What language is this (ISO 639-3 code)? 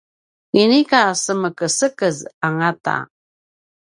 pwn